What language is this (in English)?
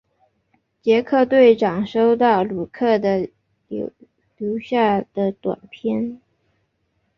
Chinese